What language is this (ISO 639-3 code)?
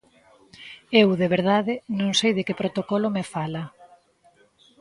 glg